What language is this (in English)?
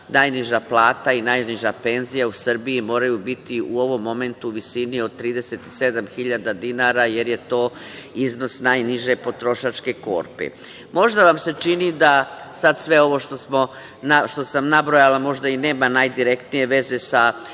Serbian